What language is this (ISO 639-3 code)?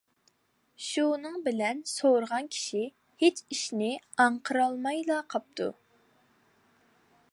uig